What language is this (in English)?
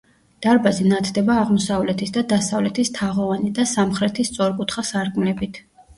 Georgian